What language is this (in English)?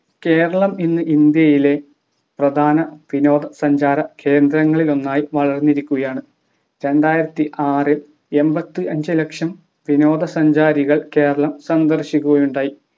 Malayalam